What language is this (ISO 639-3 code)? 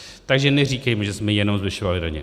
ces